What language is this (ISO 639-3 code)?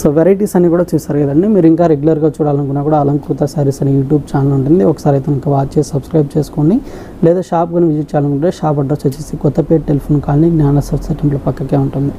tel